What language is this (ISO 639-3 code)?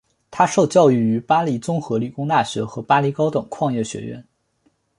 zho